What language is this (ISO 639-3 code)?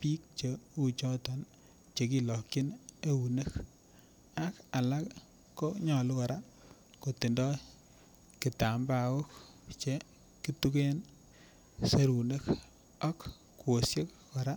kln